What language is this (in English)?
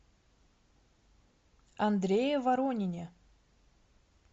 Russian